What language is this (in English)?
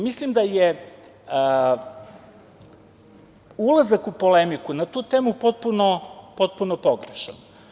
Serbian